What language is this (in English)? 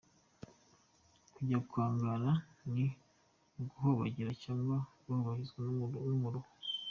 Kinyarwanda